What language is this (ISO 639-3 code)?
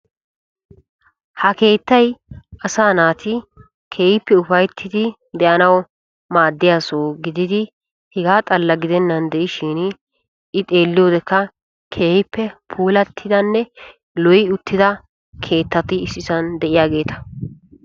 wal